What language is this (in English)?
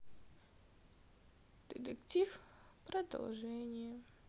Russian